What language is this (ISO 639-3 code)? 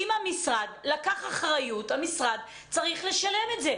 heb